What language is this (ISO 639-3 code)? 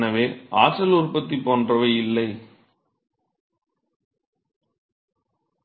tam